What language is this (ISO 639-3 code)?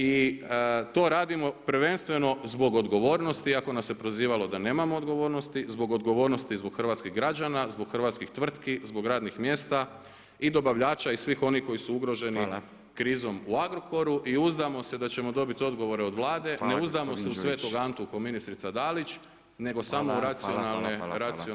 hrv